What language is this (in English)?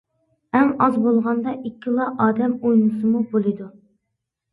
Uyghur